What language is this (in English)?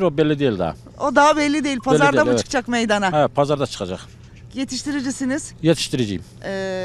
Turkish